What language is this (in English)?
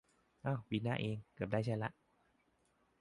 Thai